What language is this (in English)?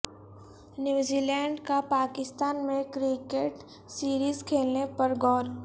Urdu